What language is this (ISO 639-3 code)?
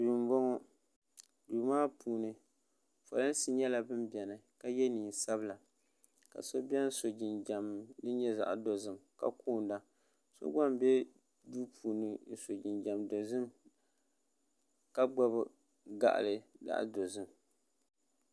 dag